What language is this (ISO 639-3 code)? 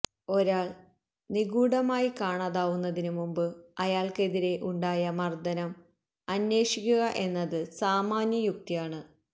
mal